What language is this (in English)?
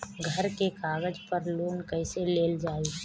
Bhojpuri